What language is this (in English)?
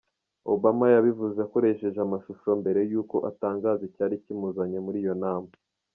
Kinyarwanda